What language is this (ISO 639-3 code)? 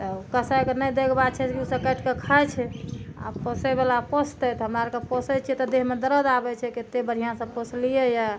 mai